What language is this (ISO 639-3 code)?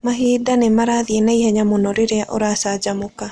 kik